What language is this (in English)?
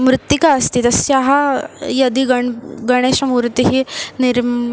Sanskrit